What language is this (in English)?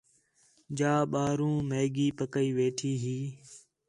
Khetrani